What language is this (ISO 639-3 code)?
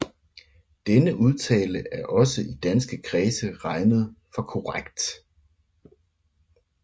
dan